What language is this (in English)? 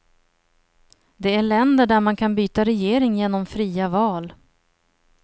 Swedish